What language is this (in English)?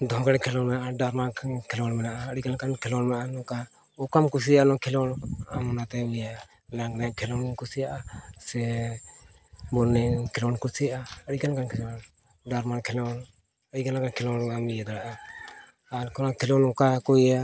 Santali